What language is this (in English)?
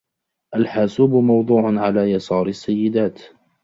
Arabic